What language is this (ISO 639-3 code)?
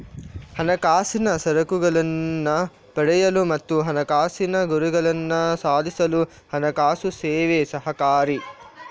kan